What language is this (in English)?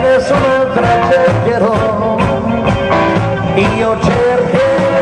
Arabic